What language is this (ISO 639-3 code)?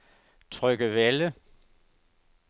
dan